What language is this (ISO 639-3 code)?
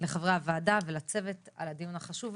heb